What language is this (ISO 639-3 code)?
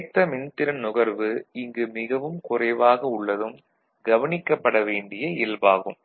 tam